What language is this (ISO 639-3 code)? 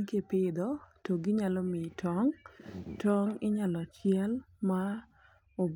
luo